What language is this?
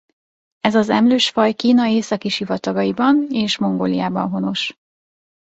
Hungarian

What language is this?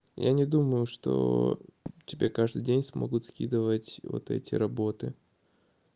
Russian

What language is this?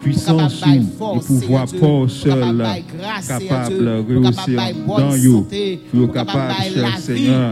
French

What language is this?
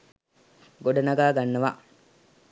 Sinhala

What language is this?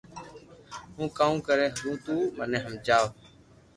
Loarki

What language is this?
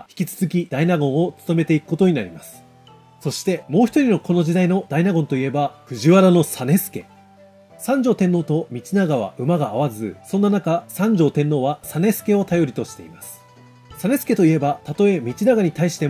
Japanese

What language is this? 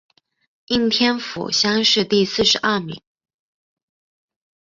Chinese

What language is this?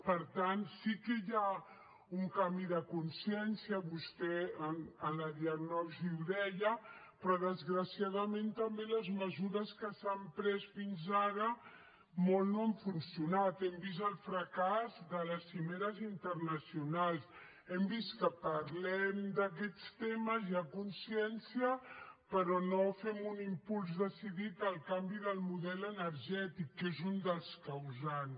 Catalan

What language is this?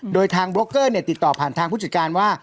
Thai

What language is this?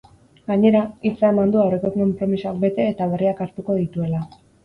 Basque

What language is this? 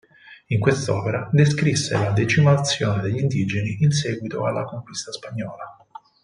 Italian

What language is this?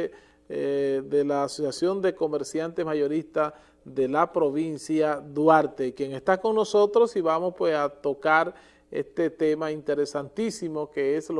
Spanish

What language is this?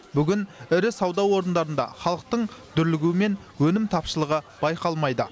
Kazakh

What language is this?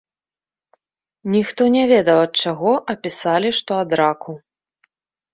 Belarusian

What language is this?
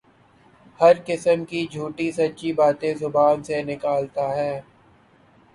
Urdu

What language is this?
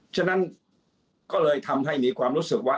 Thai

